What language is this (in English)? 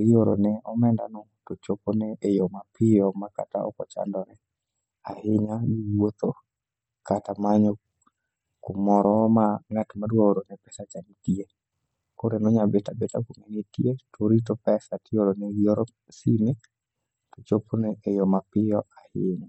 Luo (Kenya and Tanzania)